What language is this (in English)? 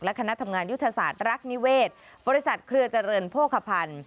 Thai